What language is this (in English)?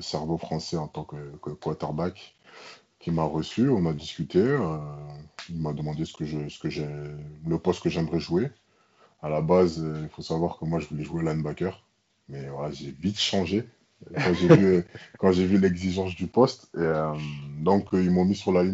French